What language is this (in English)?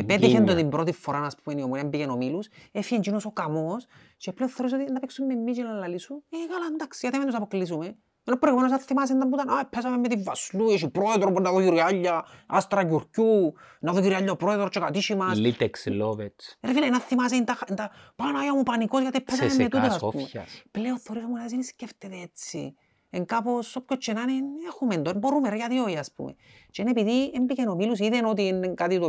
Greek